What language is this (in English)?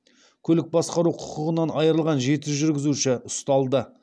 Kazakh